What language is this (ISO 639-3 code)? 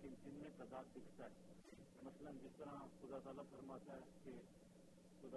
urd